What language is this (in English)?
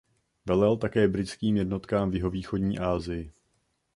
Czech